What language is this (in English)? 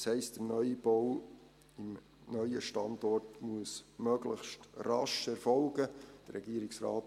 Swiss German